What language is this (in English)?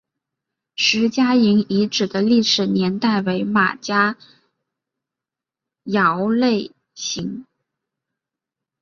Chinese